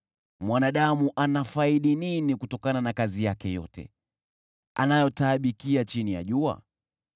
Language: Swahili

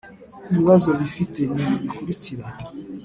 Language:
Kinyarwanda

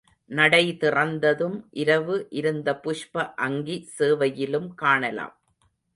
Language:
Tamil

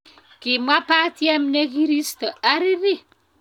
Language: Kalenjin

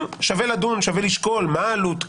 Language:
Hebrew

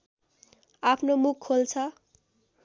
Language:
Nepali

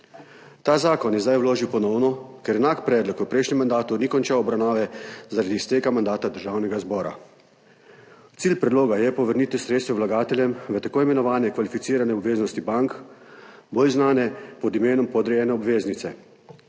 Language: Slovenian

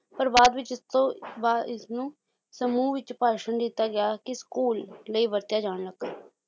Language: Punjabi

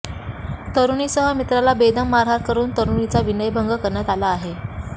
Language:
Marathi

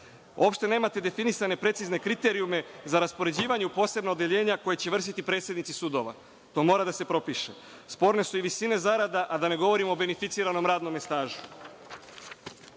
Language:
Serbian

